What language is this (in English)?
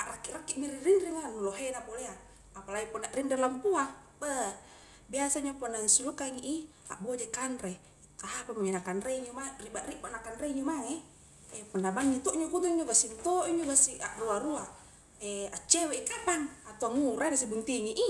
Highland Konjo